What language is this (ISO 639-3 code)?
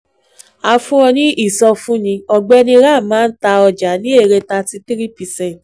yor